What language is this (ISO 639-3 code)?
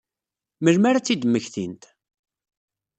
kab